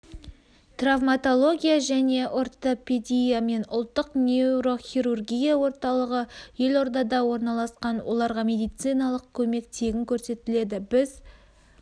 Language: Kazakh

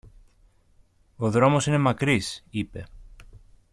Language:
Greek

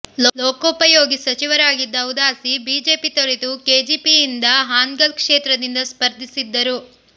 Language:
Kannada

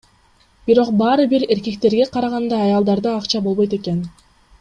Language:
Kyrgyz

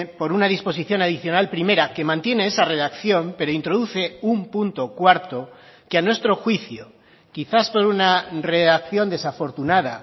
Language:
Spanish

